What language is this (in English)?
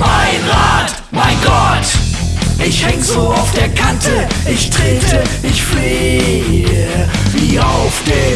German